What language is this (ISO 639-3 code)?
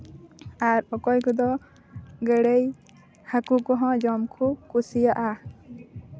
sat